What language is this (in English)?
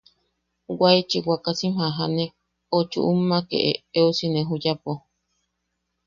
Yaqui